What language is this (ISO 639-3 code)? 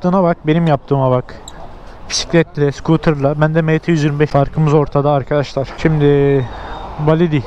tur